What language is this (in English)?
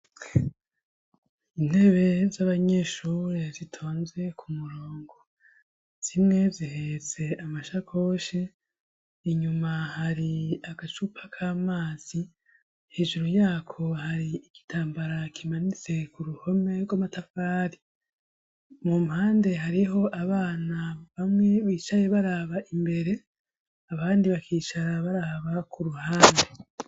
Rundi